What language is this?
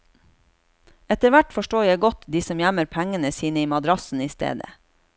Norwegian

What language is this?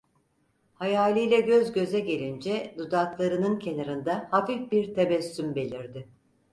Turkish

